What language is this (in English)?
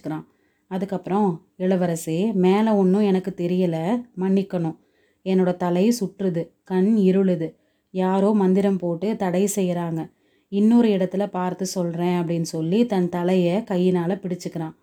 Tamil